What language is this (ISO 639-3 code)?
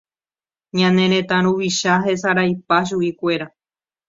grn